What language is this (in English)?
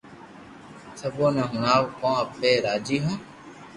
Loarki